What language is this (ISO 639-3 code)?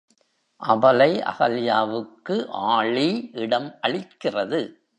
tam